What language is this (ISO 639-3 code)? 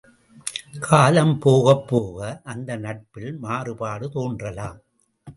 tam